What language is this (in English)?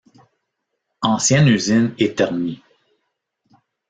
French